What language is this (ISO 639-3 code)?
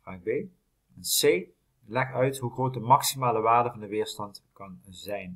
nld